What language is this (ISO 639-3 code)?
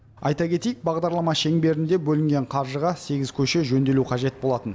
kaz